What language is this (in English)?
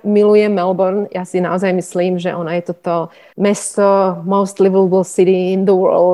Slovak